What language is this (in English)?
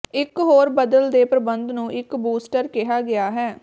Punjabi